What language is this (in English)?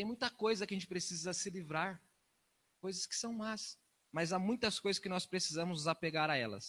Portuguese